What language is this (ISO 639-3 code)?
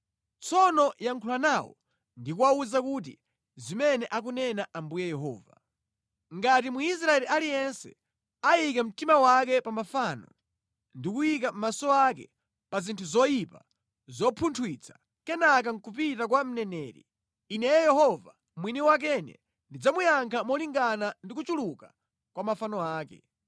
nya